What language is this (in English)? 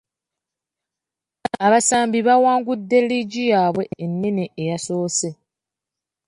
Ganda